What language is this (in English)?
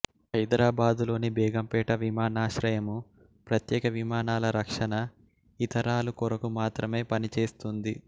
Telugu